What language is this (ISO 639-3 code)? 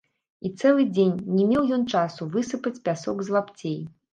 bel